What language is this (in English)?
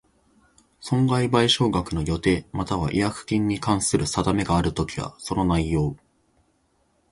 Japanese